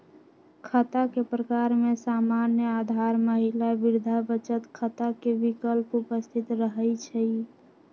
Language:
Magahi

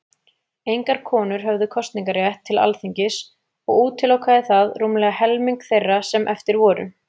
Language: Icelandic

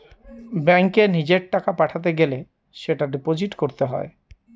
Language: Bangla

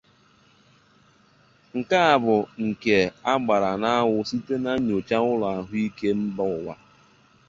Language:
Igbo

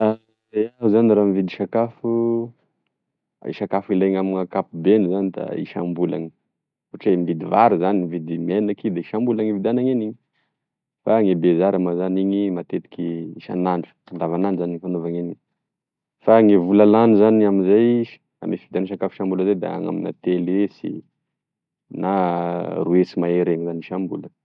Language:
Tesaka Malagasy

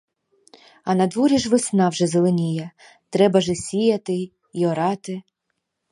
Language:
Ukrainian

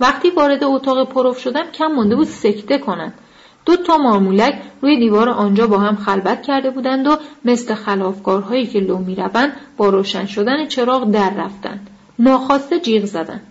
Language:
Persian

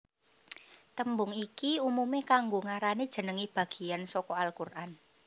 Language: Javanese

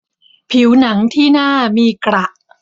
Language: Thai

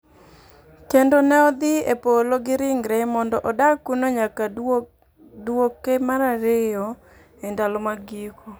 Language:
Luo (Kenya and Tanzania)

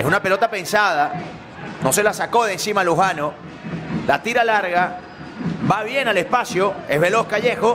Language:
Spanish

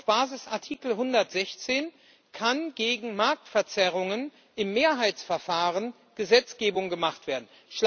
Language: German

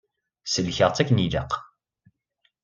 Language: Kabyle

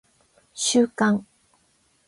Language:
Japanese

